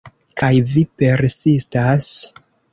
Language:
Esperanto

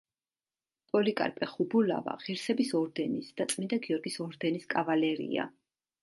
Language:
Georgian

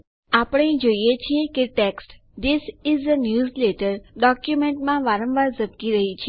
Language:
Gujarati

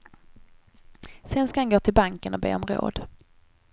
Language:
Swedish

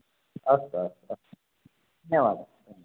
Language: Sanskrit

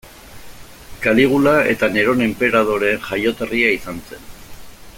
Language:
Basque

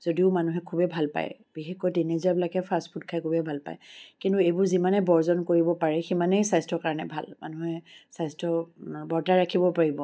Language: Assamese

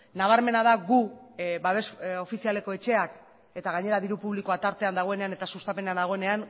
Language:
Basque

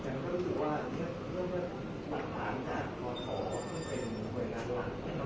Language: Thai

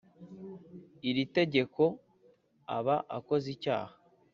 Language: Kinyarwanda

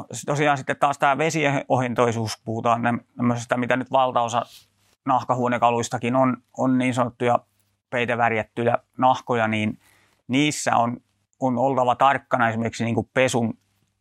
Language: Finnish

